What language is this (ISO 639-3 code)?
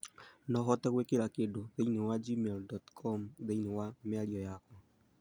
kik